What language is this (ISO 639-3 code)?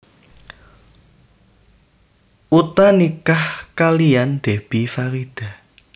jav